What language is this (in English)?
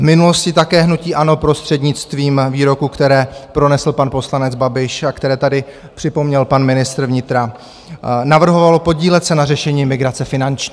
Czech